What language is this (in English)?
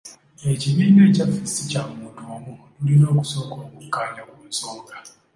Ganda